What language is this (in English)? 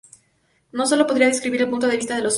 Spanish